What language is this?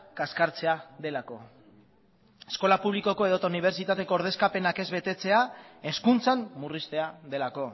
Basque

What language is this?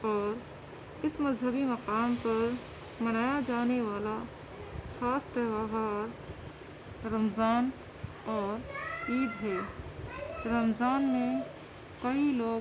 Urdu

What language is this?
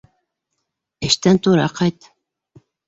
Bashkir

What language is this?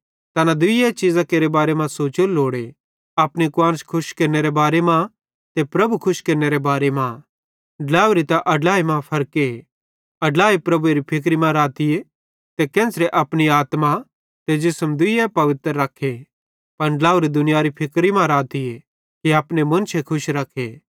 Bhadrawahi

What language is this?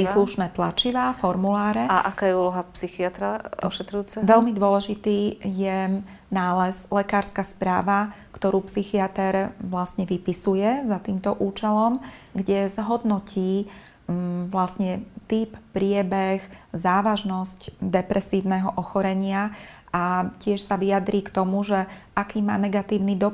Slovak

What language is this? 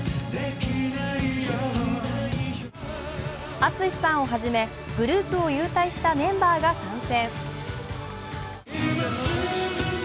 Japanese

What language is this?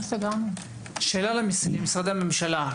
Hebrew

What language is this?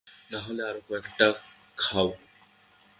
Bangla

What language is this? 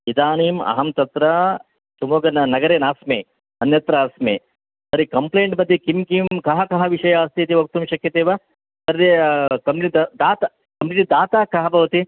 Sanskrit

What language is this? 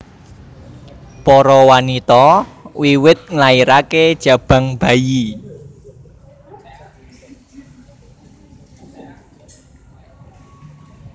Javanese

